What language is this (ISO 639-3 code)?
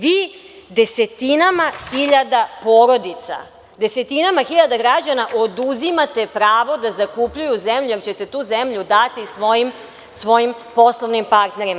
srp